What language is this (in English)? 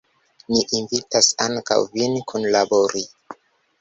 Esperanto